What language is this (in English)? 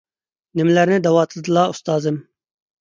Uyghur